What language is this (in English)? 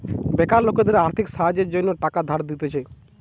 Bangla